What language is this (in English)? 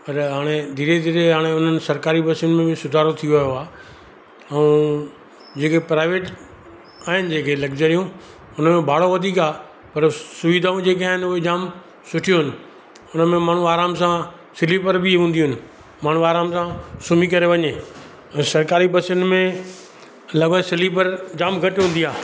Sindhi